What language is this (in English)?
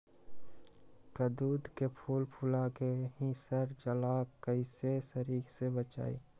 Magahi